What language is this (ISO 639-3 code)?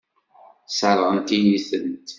kab